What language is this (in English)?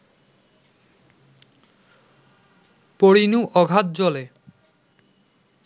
Bangla